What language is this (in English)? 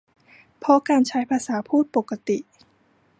Thai